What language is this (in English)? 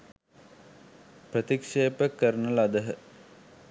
Sinhala